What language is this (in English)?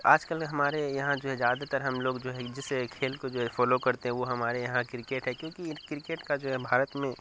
Urdu